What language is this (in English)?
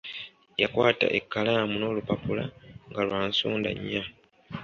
Ganda